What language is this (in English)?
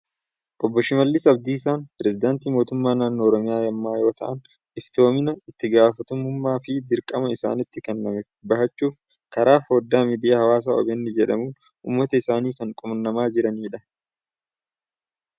Oromo